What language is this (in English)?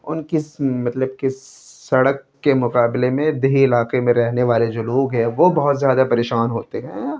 Urdu